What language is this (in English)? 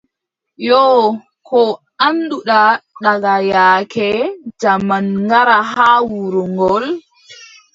Adamawa Fulfulde